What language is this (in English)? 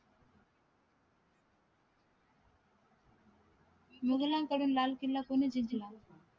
Marathi